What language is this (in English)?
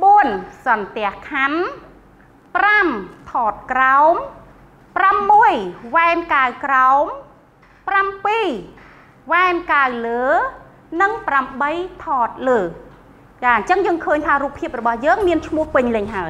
Thai